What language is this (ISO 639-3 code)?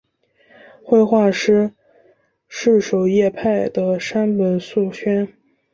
zho